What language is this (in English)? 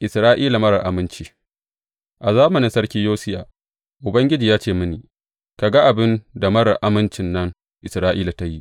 Hausa